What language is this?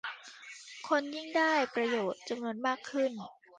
Thai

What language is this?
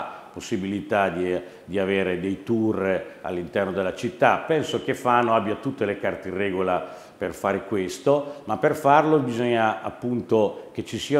Italian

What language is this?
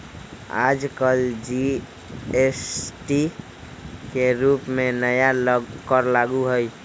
Magahi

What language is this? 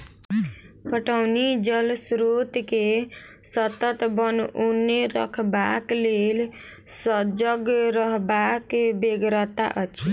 Maithili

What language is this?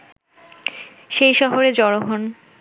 Bangla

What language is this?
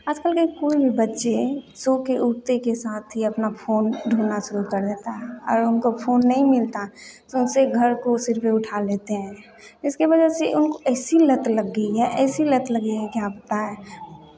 Hindi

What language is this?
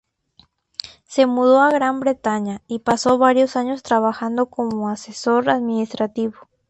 Spanish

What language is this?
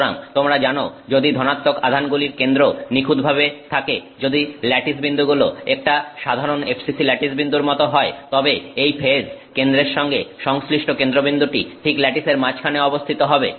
Bangla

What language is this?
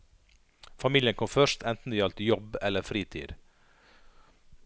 Norwegian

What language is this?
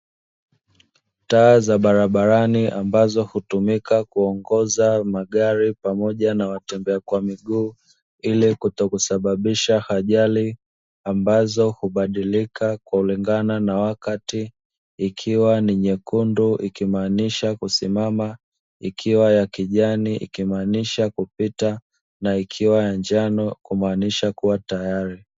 Swahili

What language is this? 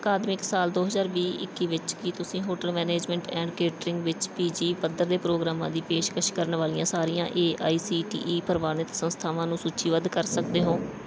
Punjabi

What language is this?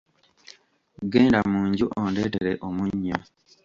Ganda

